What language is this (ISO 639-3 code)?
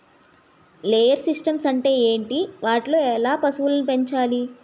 tel